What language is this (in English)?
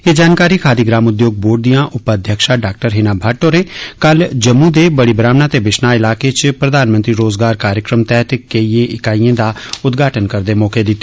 Dogri